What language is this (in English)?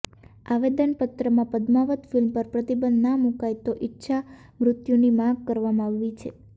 Gujarati